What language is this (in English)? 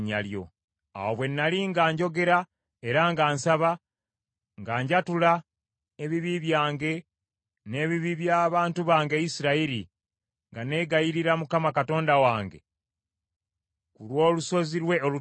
Ganda